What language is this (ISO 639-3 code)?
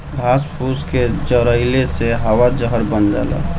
bho